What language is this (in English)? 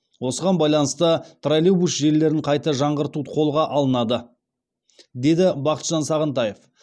Kazakh